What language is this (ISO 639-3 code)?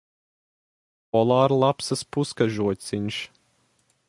lav